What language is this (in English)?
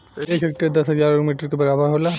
Bhojpuri